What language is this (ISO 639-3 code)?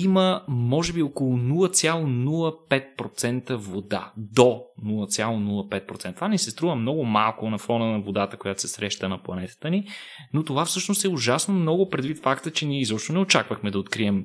bul